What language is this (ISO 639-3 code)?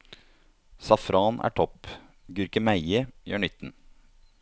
nor